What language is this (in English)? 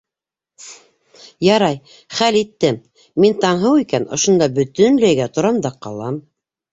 Bashkir